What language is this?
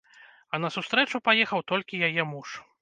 Belarusian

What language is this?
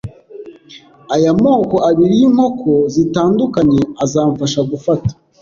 Kinyarwanda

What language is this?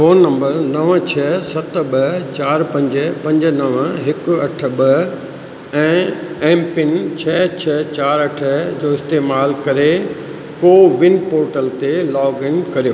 Sindhi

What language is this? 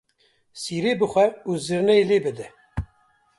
Kurdish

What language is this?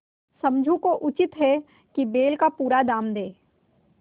Hindi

